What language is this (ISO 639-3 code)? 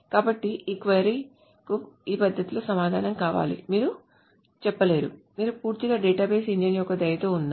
tel